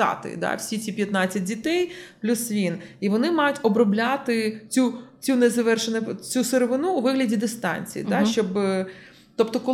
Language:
Ukrainian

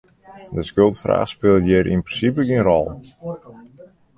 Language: Western Frisian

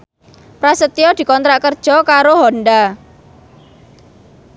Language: Javanese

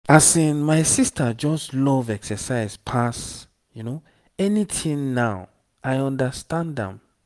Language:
Nigerian Pidgin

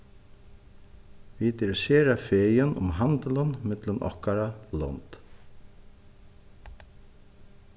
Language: Faroese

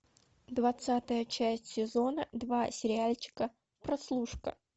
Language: Russian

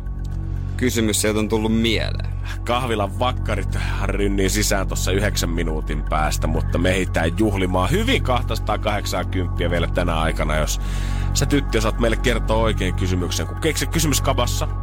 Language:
Finnish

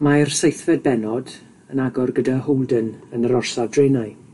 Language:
Welsh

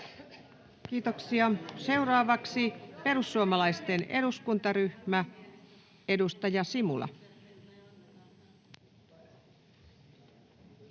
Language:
Finnish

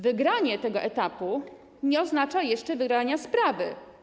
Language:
Polish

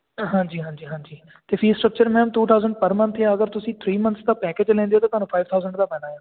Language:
Punjabi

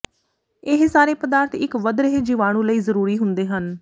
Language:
Punjabi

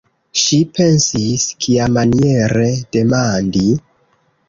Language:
Esperanto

